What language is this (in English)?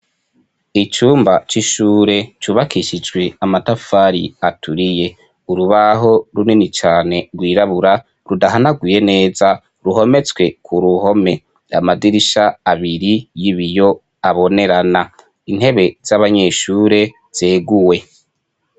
Rundi